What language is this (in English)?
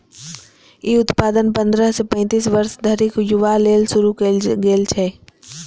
Maithili